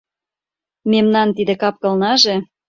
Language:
Mari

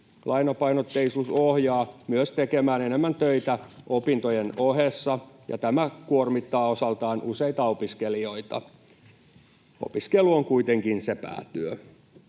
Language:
Finnish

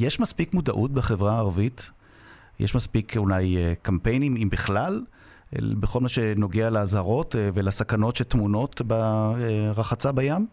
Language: Hebrew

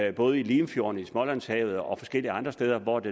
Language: Danish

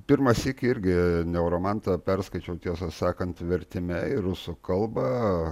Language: Lithuanian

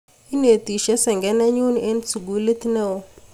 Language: Kalenjin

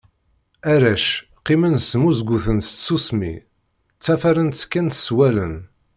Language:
Kabyle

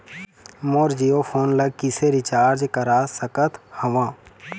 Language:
Chhattisgarhi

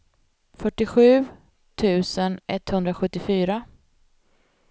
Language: Swedish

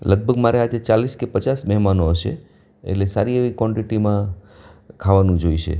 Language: Gujarati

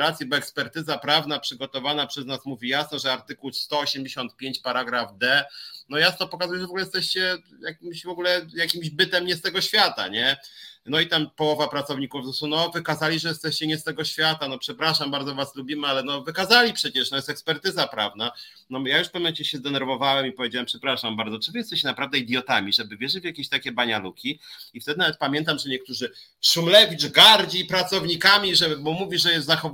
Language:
Polish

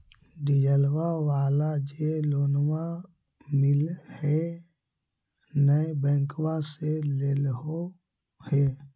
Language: Magahi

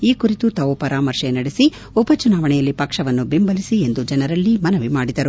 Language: Kannada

